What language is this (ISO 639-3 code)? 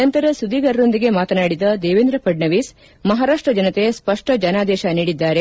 kan